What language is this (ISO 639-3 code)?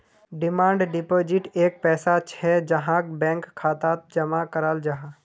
mag